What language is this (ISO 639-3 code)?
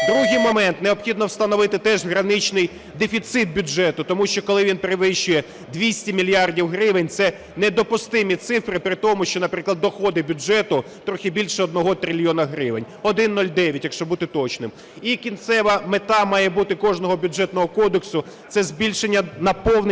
ukr